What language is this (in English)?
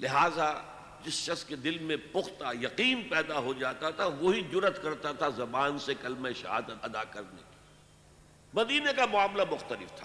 Urdu